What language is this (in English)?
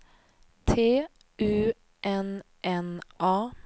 Swedish